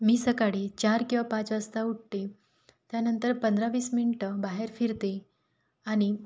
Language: Marathi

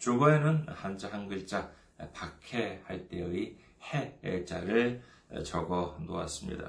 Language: Korean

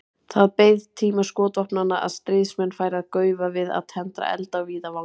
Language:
Icelandic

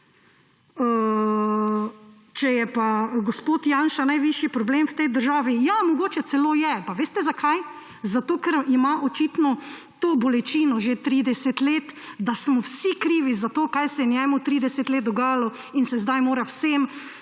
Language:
Slovenian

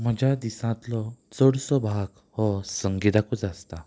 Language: Konkani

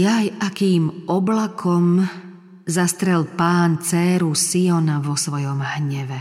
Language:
Slovak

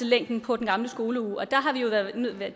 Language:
Danish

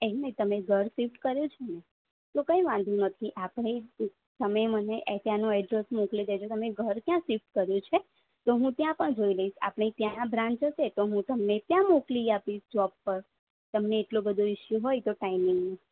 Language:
Gujarati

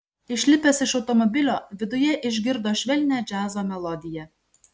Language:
Lithuanian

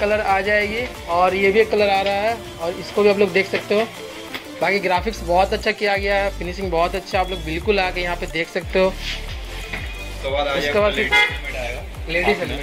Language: Hindi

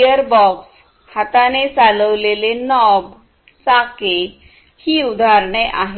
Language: Marathi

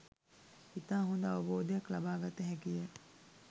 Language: Sinhala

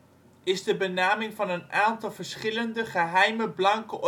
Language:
Dutch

